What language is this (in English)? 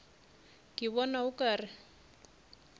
Northern Sotho